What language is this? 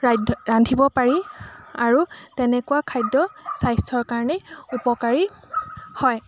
Assamese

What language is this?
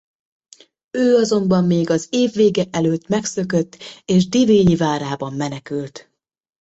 Hungarian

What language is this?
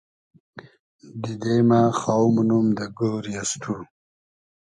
Hazaragi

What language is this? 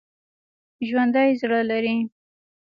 Pashto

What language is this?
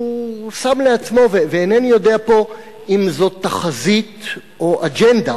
Hebrew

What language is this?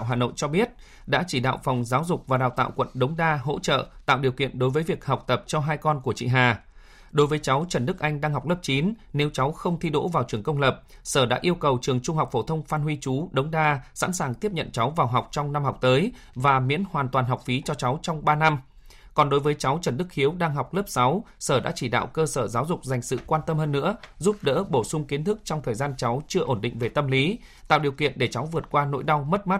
Vietnamese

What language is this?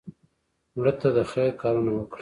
Pashto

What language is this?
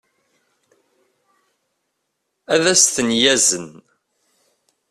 Kabyle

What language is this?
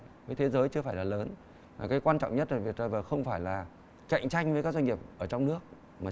Vietnamese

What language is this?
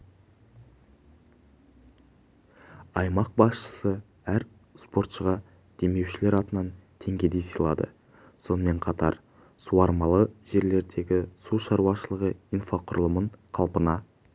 Kazakh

